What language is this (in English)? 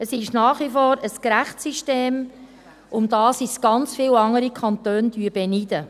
Swiss German